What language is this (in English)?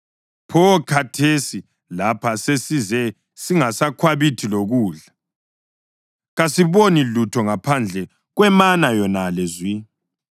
North Ndebele